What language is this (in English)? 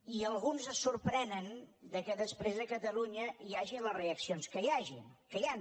Catalan